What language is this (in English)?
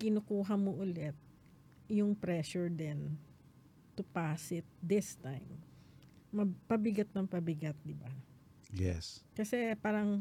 Filipino